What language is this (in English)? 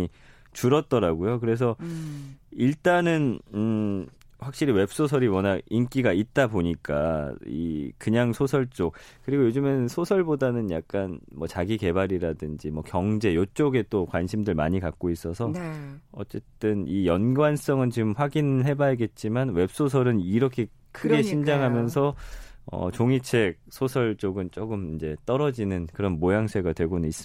Korean